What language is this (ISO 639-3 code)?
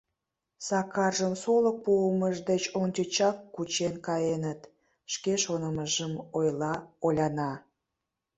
chm